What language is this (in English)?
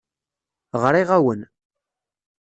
Kabyle